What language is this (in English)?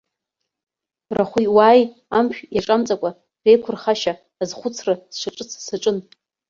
Abkhazian